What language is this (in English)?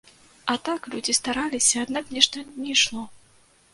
Belarusian